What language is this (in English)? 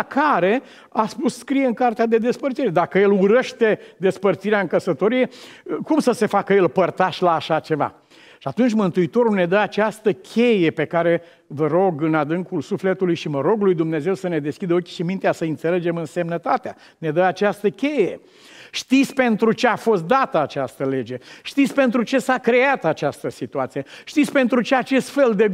Romanian